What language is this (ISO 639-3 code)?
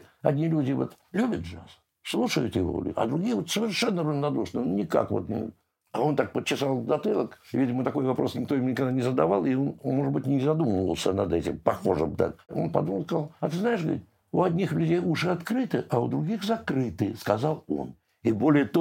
rus